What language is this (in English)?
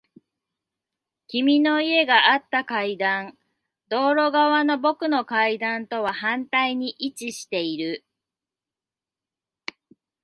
Japanese